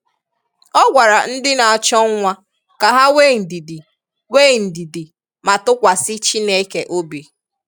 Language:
Igbo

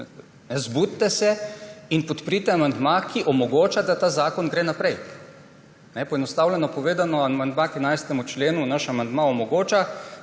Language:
Slovenian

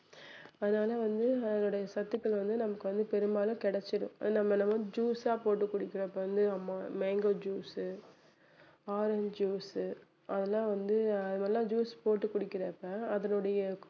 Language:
Tamil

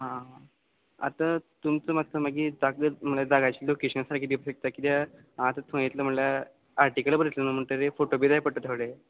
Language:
Konkani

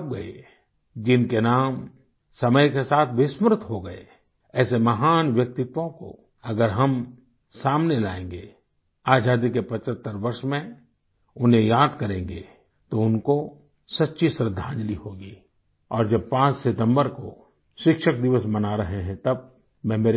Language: Hindi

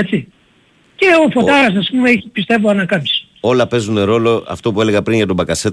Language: Greek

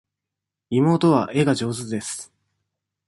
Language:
Japanese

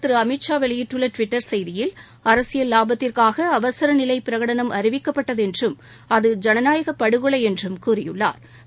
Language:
Tamil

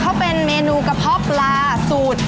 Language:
Thai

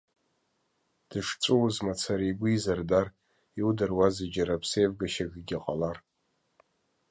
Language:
Abkhazian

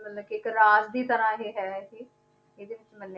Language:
Punjabi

